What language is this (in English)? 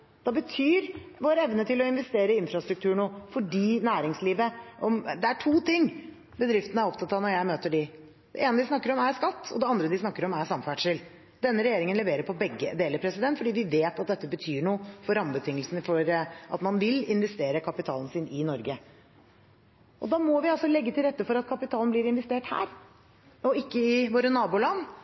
Norwegian Bokmål